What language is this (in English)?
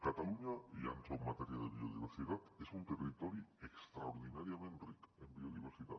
Catalan